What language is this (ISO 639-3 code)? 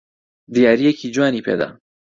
ckb